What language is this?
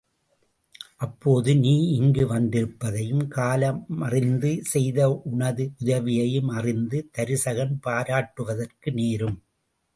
Tamil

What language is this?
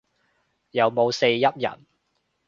Cantonese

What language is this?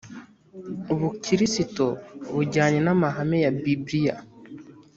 Kinyarwanda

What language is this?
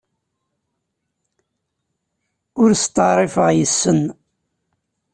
Kabyle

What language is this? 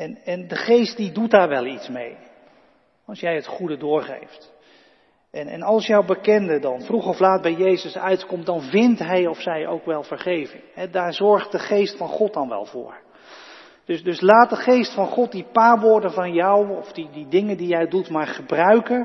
Dutch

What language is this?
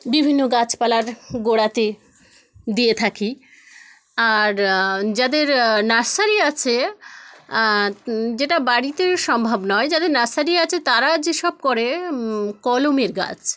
Bangla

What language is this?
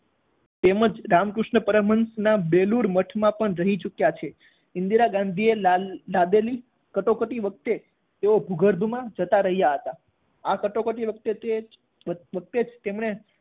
Gujarati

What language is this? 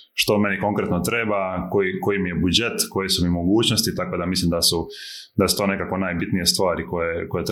Croatian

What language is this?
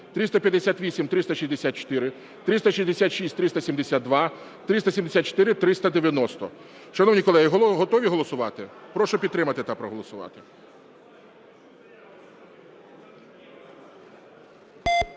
Ukrainian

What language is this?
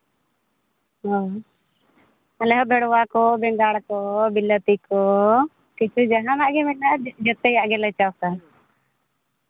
Santali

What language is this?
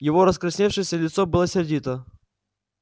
Russian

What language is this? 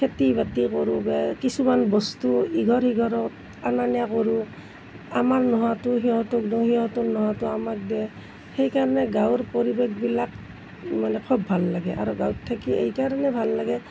Assamese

